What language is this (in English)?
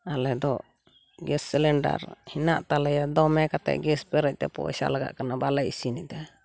Santali